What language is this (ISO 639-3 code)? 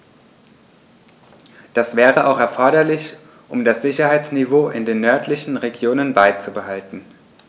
deu